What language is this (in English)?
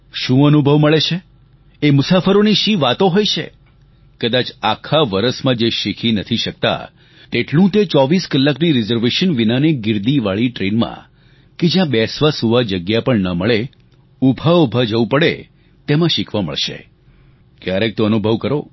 Gujarati